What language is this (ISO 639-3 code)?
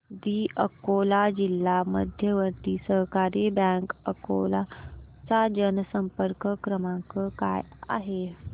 mar